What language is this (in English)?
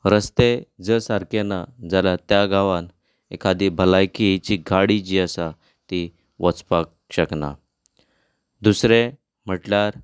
Konkani